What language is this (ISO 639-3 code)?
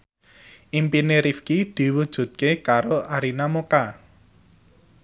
jav